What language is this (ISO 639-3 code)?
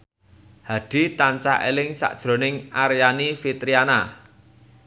jav